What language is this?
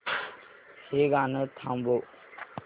Marathi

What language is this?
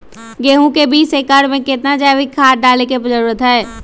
Magahi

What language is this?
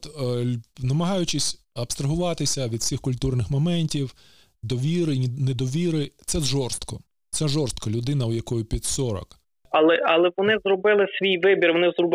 Ukrainian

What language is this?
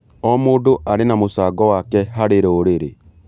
Kikuyu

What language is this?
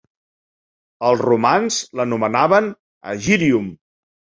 Catalan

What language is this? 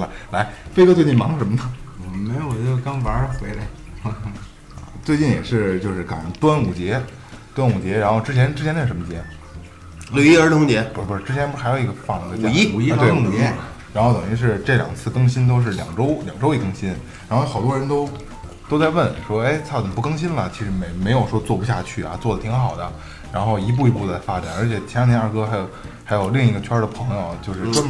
Chinese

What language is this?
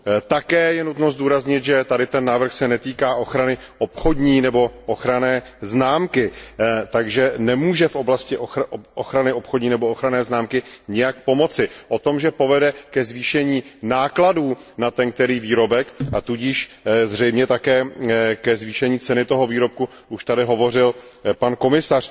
Czech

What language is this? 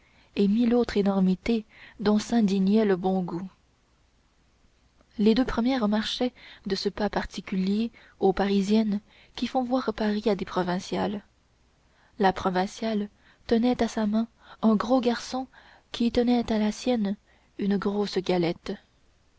French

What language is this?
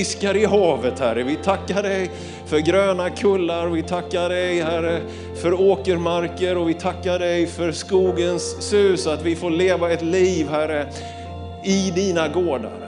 Swedish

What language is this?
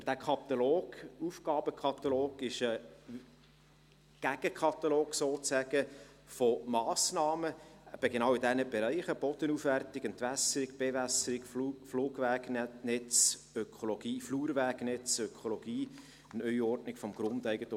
Swiss German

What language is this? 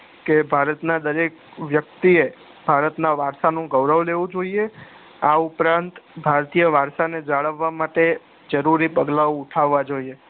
Gujarati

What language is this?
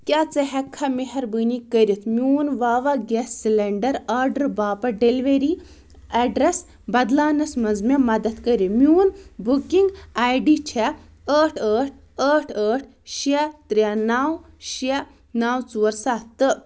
Kashmiri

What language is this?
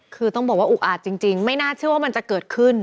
Thai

